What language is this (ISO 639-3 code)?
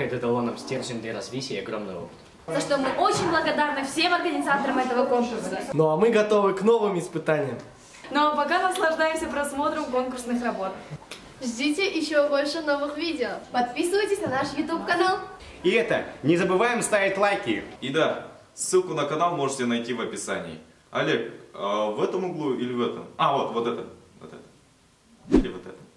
rus